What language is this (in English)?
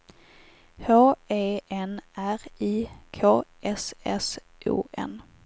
Swedish